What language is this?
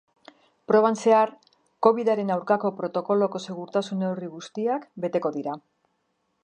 Basque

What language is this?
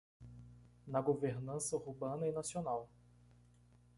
Portuguese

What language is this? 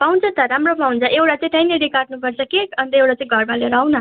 Nepali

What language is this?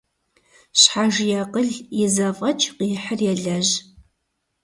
Kabardian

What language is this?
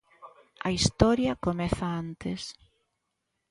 Galician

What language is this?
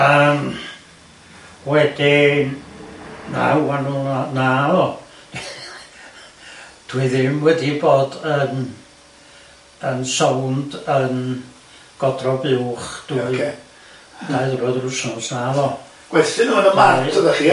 Welsh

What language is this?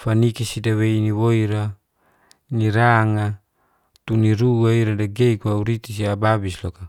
Geser-Gorom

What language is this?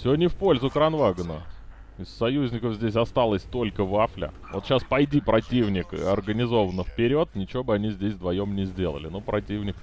Russian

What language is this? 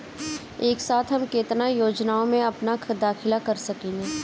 Bhojpuri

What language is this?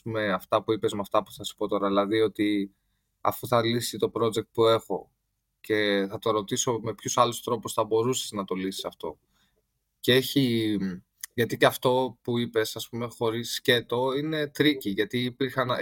Greek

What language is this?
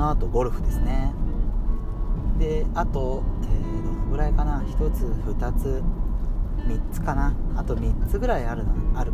Japanese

